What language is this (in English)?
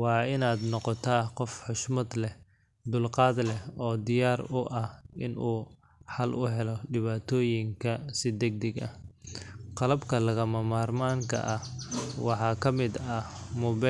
Somali